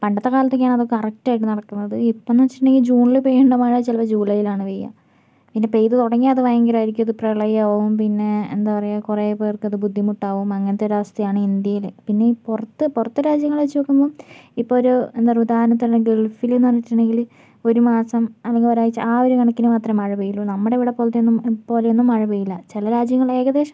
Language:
Malayalam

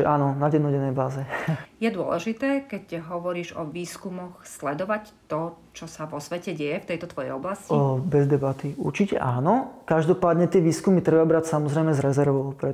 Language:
Slovak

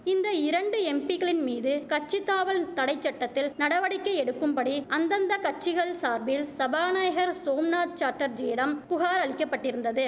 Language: Tamil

